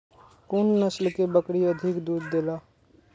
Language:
Maithili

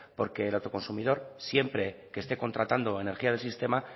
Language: Spanish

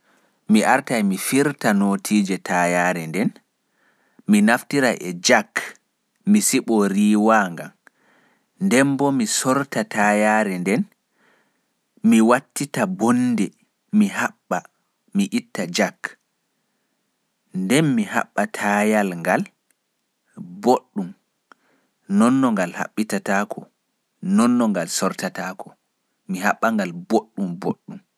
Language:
Pular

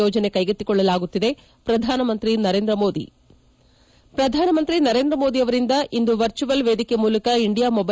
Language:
Kannada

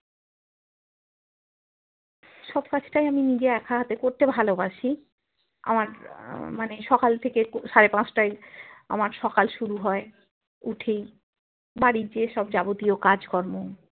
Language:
Bangla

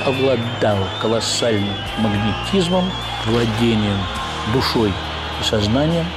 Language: Russian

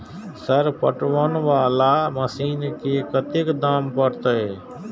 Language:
Maithili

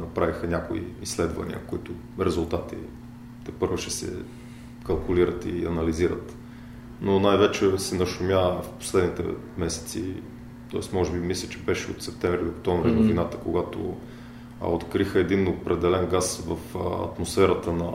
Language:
Bulgarian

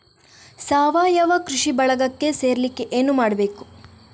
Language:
Kannada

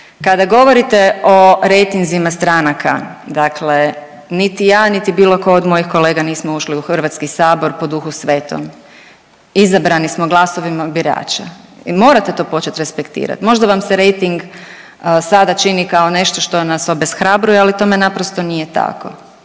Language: Croatian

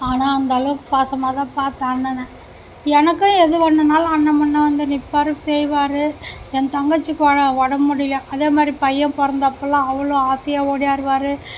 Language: Tamil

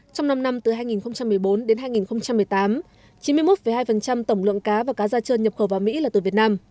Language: Vietnamese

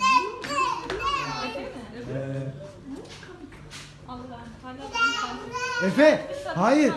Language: Turkish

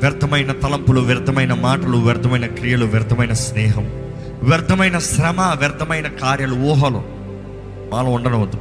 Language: Telugu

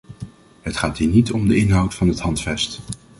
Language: Dutch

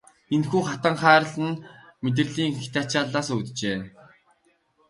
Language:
Mongolian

